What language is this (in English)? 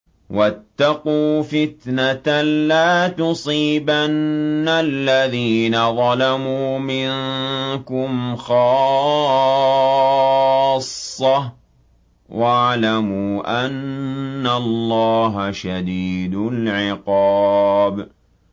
Arabic